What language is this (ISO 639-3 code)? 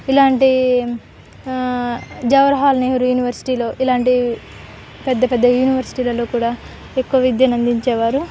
tel